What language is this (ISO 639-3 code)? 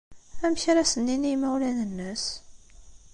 kab